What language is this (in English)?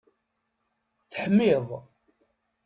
Kabyle